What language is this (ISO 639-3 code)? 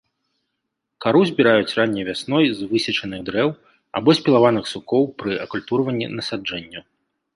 bel